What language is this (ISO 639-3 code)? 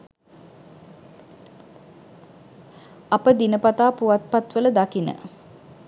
sin